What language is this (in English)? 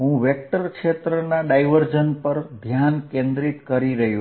Gujarati